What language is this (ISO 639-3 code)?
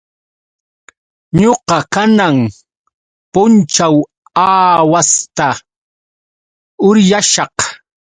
qux